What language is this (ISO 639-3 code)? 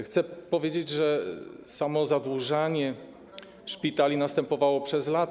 pol